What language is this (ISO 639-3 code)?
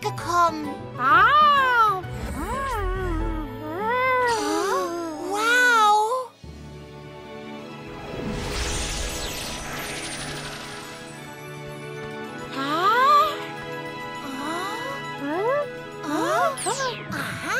deu